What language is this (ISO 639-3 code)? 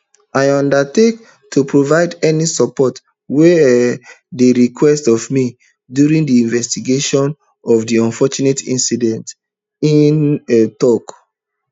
pcm